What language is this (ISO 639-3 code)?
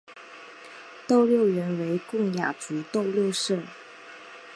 zho